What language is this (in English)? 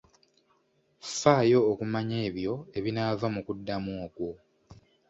Ganda